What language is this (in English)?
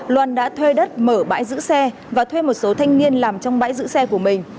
Vietnamese